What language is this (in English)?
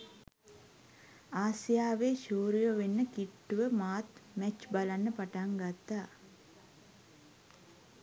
Sinhala